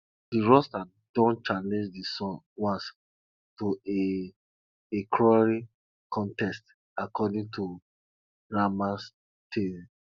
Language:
Nigerian Pidgin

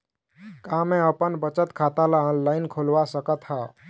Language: Chhattisgarhi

